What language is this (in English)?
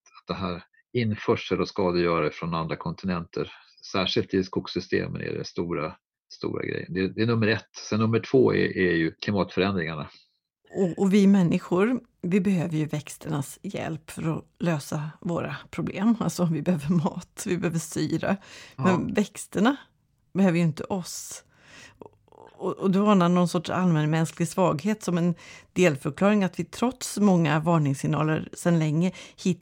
Swedish